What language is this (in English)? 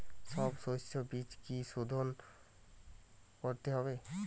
Bangla